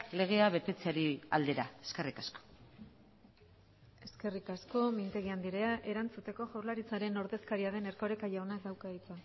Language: Basque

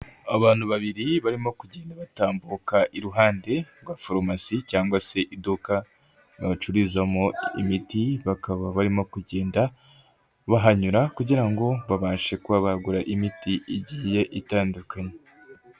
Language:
Kinyarwanda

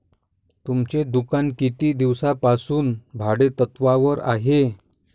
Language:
Marathi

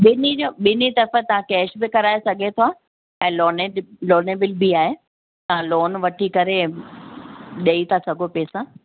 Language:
Sindhi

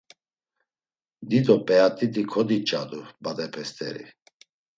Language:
Laz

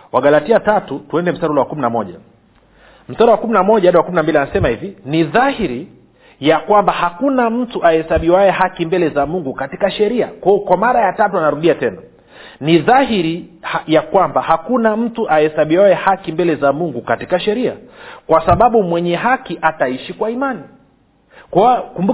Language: Swahili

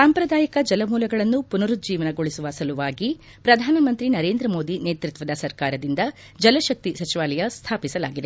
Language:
Kannada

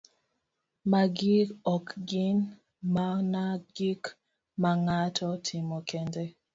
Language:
Luo (Kenya and Tanzania)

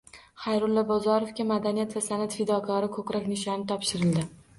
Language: Uzbek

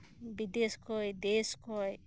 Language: Santali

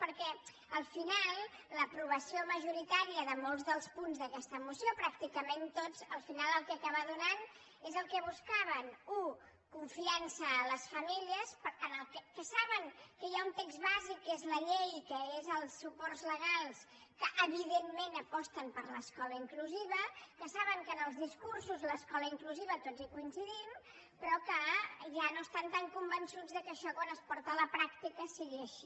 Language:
Catalan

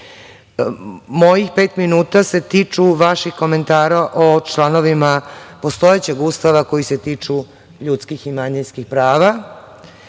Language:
Serbian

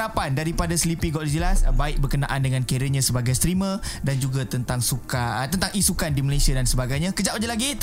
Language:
Malay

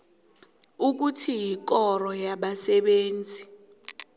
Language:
South Ndebele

